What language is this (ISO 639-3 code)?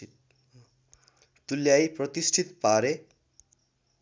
nep